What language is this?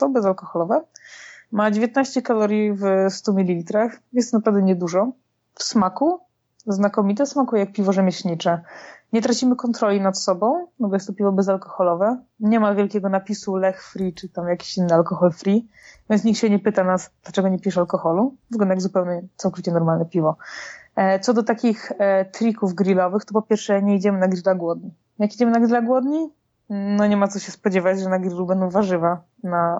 Polish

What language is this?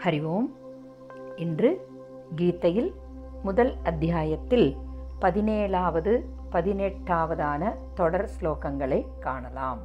Tamil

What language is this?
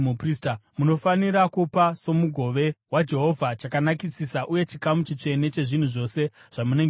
Shona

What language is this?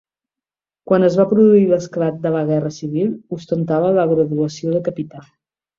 Catalan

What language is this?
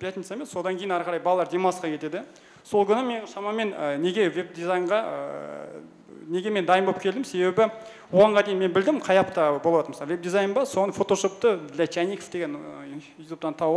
Russian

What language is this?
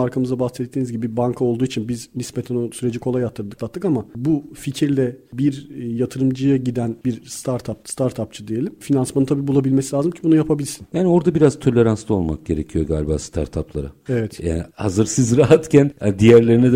Turkish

